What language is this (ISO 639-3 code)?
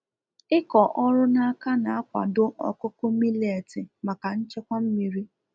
ibo